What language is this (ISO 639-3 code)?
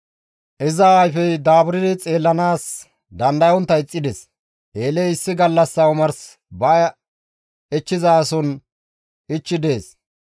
gmv